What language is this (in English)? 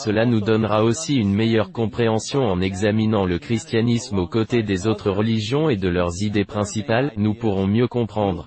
French